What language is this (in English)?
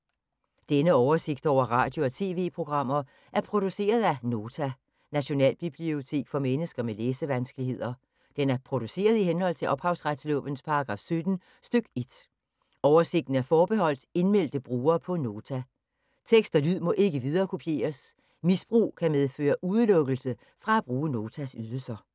Danish